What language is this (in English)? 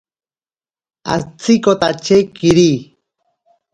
Ashéninka Perené